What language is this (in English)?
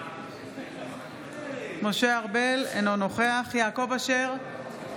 Hebrew